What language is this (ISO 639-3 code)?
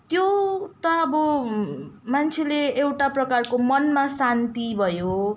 nep